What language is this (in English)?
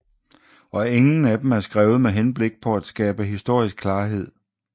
Danish